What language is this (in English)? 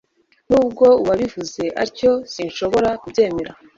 Kinyarwanda